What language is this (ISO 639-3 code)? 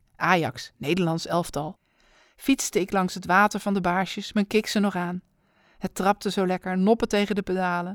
nld